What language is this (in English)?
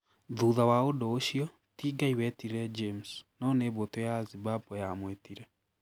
Kikuyu